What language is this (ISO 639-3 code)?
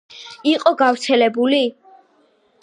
kat